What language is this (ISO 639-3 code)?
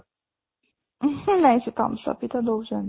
ori